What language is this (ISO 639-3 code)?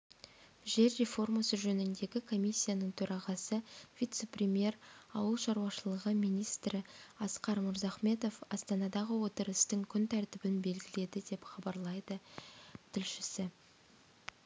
kaz